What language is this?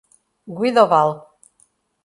Portuguese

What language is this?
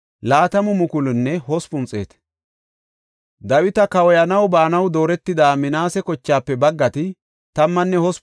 Gofa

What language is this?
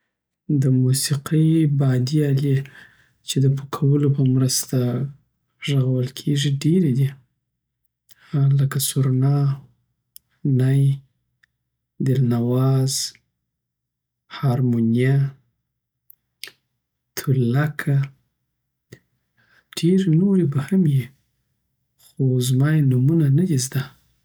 Southern Pashto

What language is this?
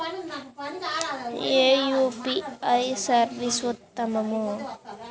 Telugu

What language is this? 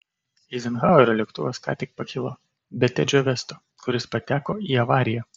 Lithuanian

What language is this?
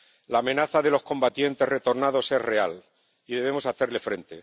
Spanish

